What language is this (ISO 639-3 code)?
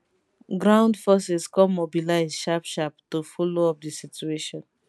pcm